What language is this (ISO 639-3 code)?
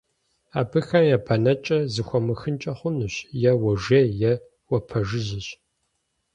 kbd